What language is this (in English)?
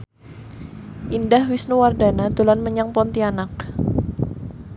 Javanese